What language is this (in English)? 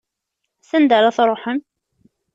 Kabyle